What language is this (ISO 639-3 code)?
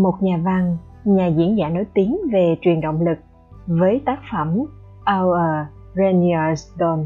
vie